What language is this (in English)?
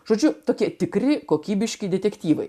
Lithuanian